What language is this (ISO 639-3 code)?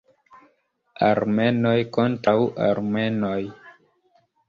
epo